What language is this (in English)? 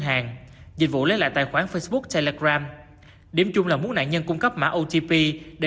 Vietnamese